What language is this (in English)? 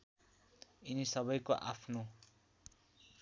Nepali